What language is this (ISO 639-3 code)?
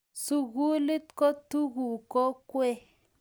kln